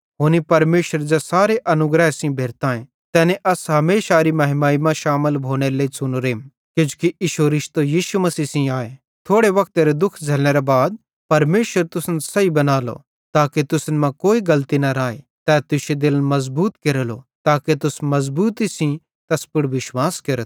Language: Bhadrawahi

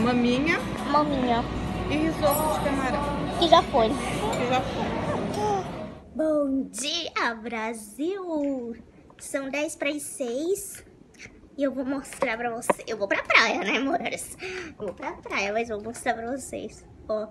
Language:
Portuguese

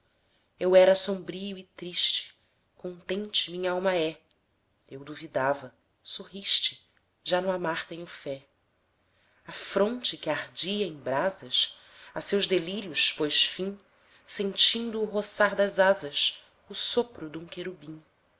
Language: Portuguese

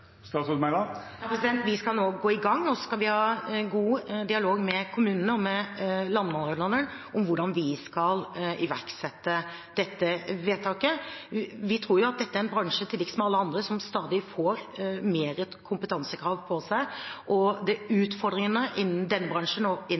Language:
Norwegian Bokmål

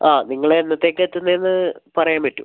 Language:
Malayalam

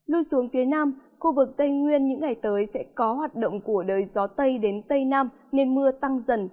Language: Vietnamese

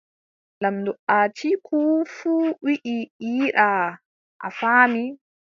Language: Adamawa Fulfulde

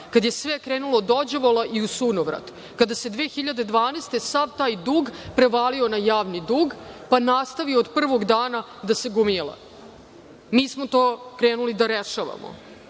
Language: Serbian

